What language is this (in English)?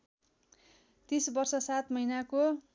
Nepali